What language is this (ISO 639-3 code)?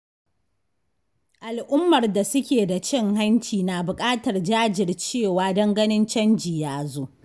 hau